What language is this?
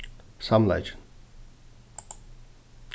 Faroese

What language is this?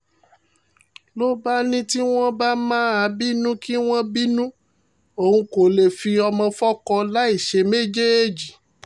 Yoruba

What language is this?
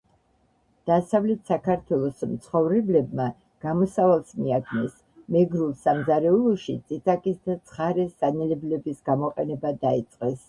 Georgian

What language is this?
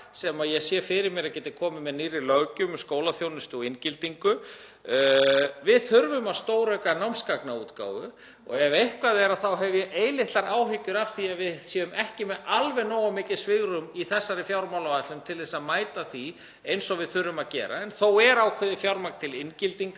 Icelandic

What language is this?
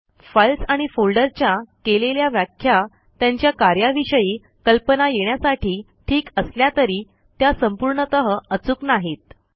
Marathi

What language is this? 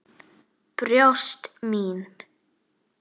Icelandic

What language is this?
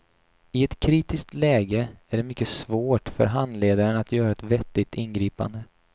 Swedish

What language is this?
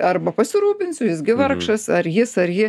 Lithuanian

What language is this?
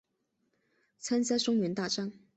Chinese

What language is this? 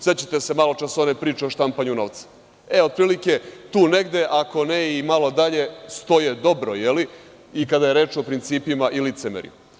Serbian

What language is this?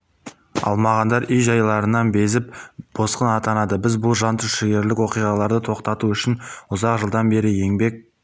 Kazakh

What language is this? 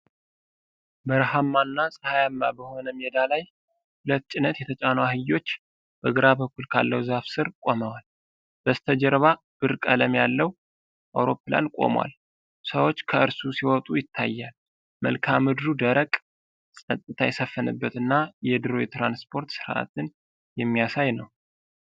Amharic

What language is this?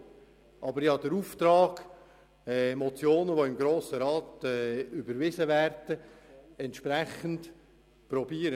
Swiss German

